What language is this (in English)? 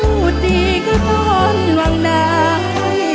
Thai